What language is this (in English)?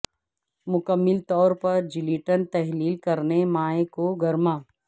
Urdu